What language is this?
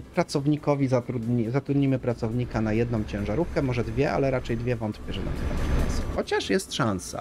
Polish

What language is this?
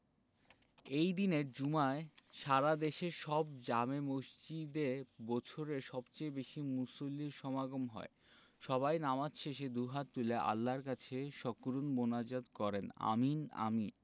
Bangla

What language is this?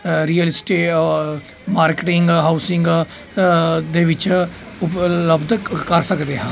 Punjabi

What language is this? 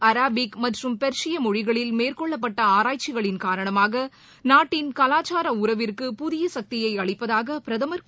Tamil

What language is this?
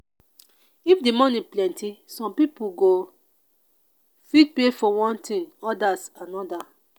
Nigerian Pidgin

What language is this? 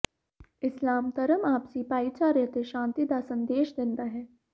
Punjabi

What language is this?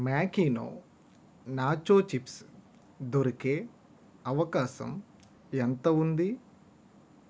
Telugu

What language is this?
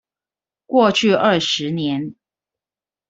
Chinese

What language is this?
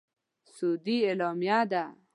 Pashto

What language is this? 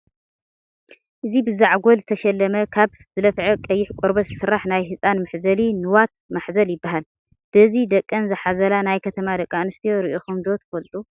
Tigrinya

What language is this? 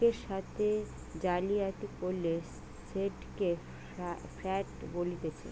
Bangla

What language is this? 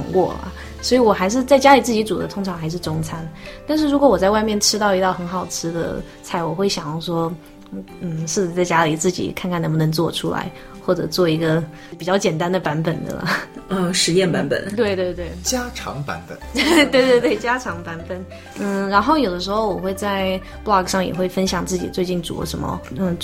Chinese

